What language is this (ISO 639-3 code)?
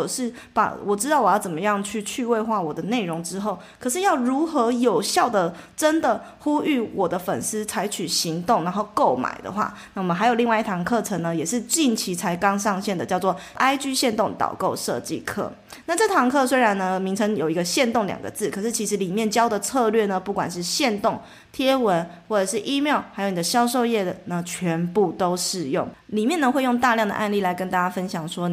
zho